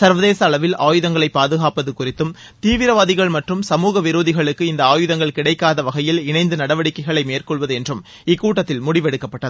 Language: Tamil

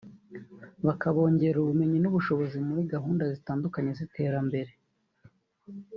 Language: Kinyarwanda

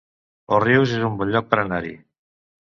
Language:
Catalan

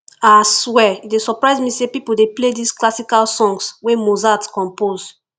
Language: Nigerian Pidgin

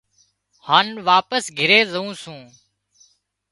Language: Wadiyara Koli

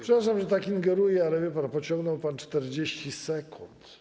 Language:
Polish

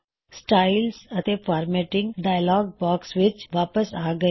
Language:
Punjabi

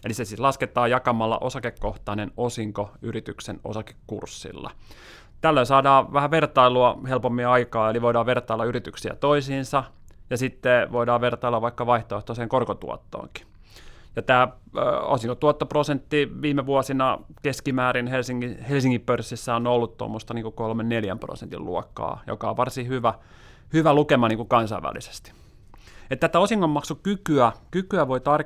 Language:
Finnish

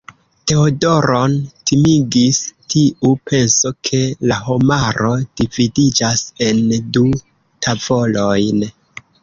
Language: Esperanto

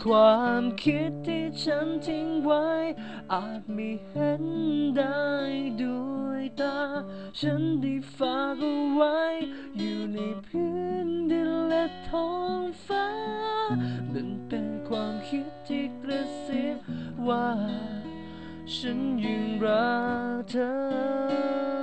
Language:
Thai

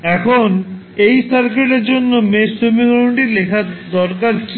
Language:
Bangla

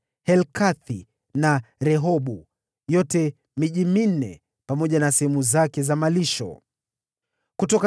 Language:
Swahili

